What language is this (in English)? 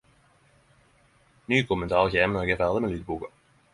Norwegian Nynorsk